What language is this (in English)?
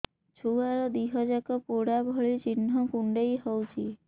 Odia